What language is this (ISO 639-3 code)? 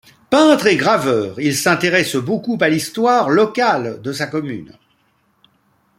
fra